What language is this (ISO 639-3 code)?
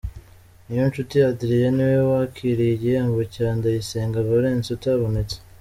kin